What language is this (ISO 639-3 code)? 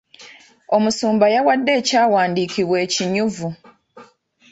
lug